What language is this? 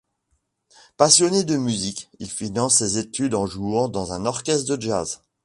French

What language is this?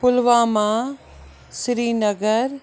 Kashmiri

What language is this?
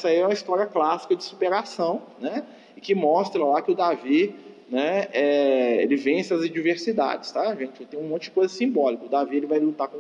Portuguese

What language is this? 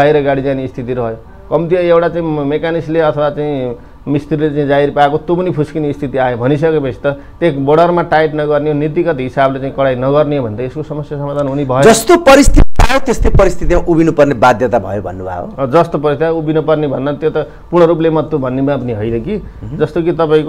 Hindi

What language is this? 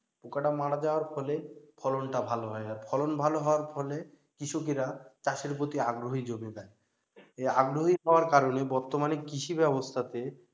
Bangla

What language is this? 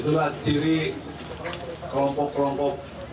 Indonesian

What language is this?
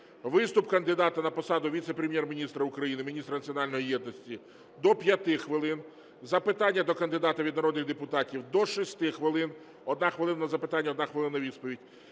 Ukrainian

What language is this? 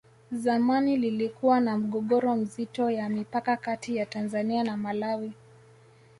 Swahili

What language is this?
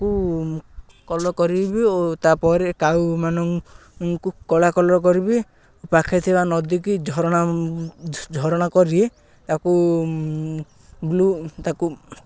Odia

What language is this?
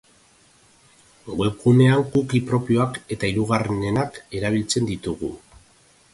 Basque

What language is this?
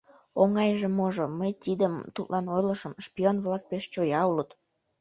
Mari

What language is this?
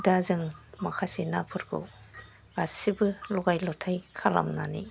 Bodo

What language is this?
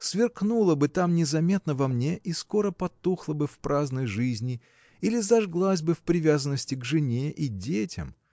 Russian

